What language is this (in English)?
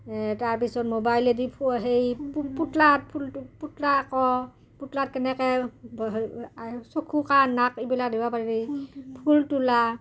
Assamese